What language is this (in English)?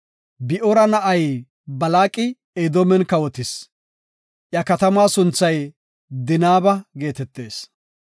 Gofa